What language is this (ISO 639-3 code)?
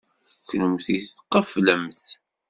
kab